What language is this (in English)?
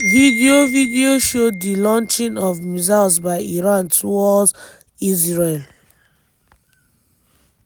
Nigerian Pidgin